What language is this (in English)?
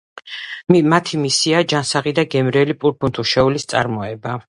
Georgian